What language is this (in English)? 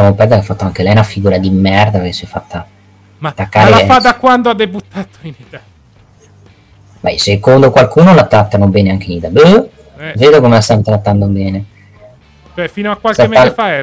Italian